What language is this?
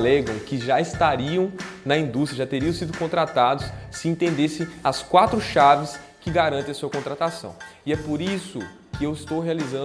Portuguese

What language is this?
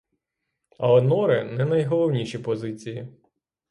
Ukrainian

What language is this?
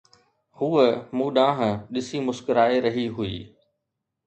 Sindhi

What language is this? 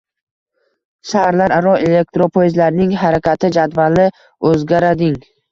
Uzbek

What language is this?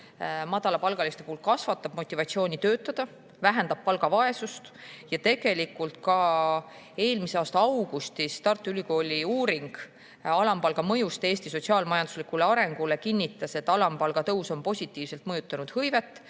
Estonian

